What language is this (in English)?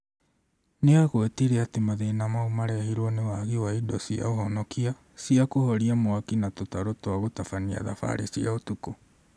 Kikuyu